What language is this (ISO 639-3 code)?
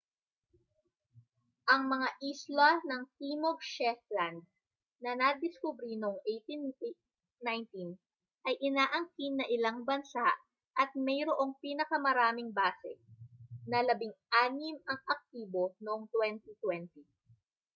fil